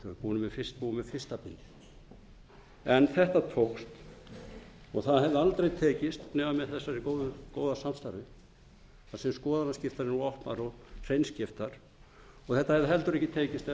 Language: Icelandic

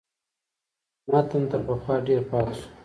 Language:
Pashto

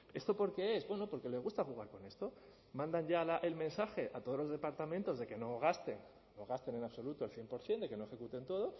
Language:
Spanish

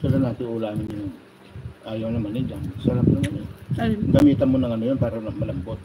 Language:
Filipino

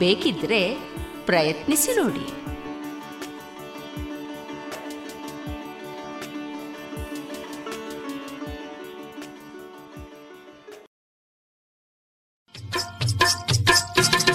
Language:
Kannada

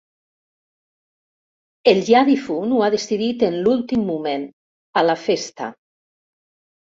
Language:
Catalan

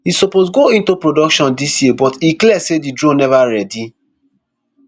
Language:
Nigerian Pidgin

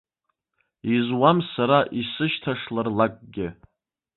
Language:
Abkhazian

